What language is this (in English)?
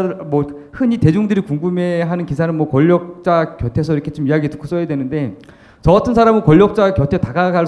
Korean